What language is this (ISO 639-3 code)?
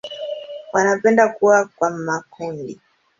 swa